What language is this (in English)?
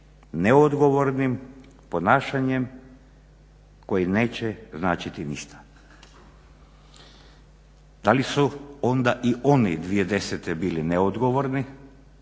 Croatian